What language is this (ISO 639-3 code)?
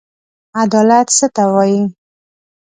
pus